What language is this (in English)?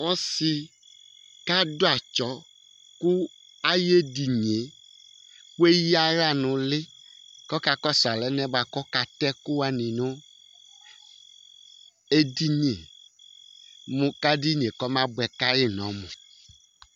Ikposo